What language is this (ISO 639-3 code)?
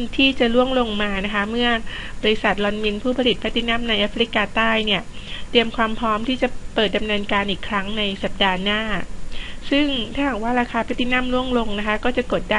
tha